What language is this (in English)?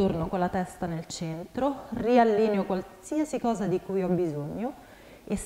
Italian